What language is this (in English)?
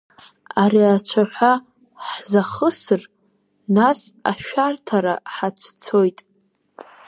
Abkhazian